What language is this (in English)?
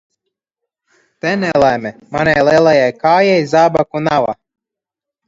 Latvian